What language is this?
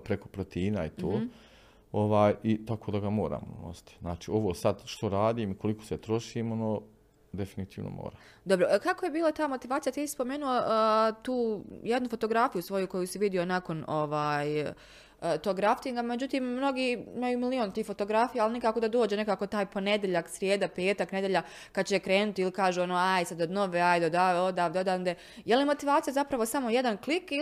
Croatian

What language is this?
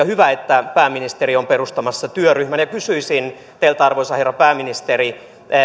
Finnish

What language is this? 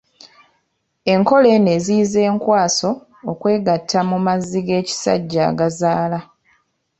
Ganda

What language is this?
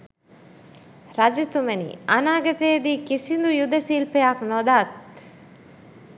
Sinhala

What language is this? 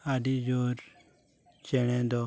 Santali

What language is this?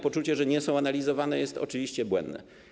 Polish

